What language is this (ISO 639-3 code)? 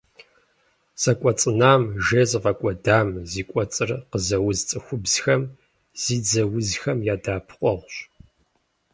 kbd